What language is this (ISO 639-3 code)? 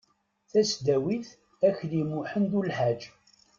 kab